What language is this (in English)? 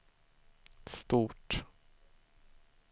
Swedish